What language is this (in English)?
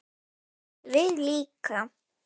Icelandic